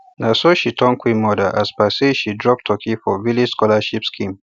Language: Nigerian Pidgin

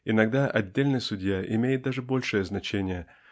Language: Russian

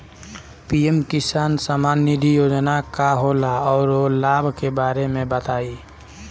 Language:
Bhojpuri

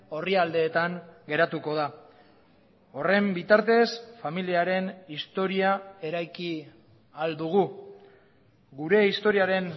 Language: Basque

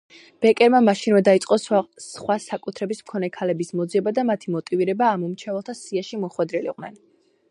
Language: Georgian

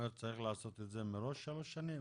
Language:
Hebrew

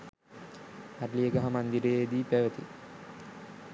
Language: Sinhala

